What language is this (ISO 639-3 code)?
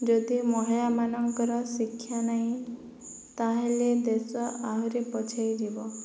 ori